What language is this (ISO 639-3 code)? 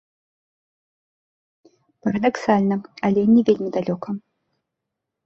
bel